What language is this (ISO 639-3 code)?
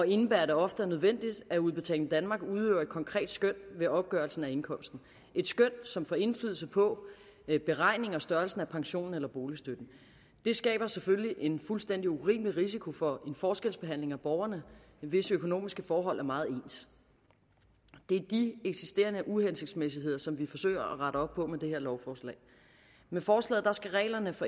dan